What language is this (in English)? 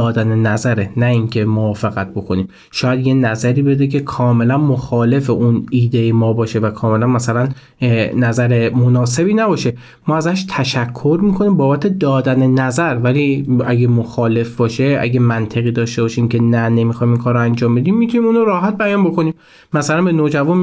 Persian